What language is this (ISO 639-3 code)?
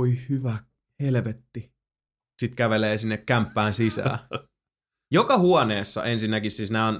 fin